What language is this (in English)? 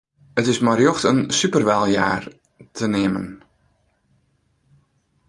Western Frisian